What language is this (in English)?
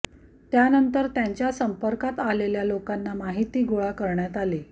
Marathi